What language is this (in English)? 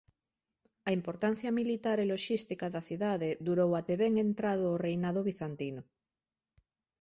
Galician